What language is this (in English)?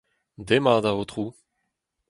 Breton